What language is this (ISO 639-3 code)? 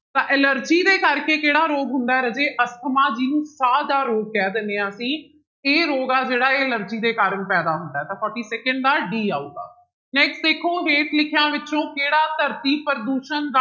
pan